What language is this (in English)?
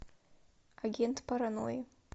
Russian